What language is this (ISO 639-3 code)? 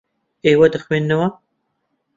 ckb